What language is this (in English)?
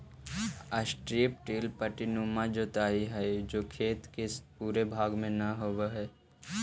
Magahi